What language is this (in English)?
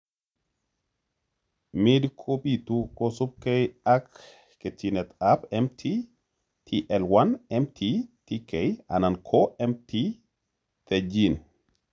Kalenjin